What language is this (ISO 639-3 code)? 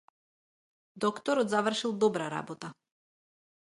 mkd